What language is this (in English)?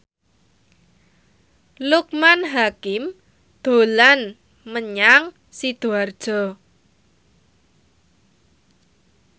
Javanese